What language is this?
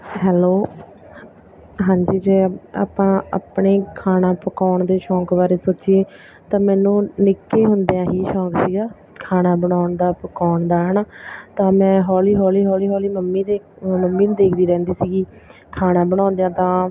Punjabi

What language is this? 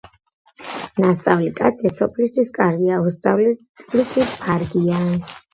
Georgian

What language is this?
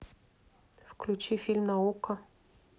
Russian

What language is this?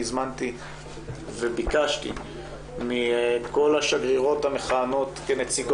Hebrew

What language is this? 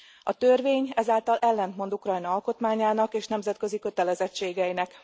Hungarian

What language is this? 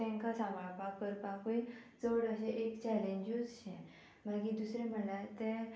Konkani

